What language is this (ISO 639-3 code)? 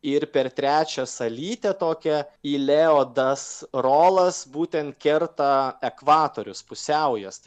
lit